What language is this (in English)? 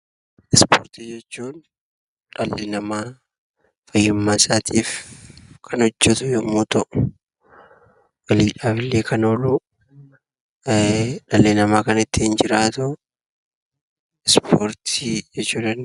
Oromo